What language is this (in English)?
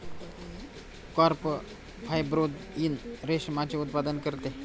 Marathi